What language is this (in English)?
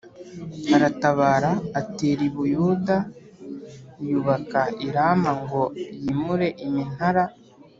Kinyarwanda